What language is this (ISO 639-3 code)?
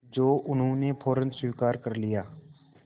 hin